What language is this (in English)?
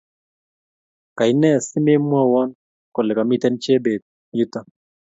Kalenjin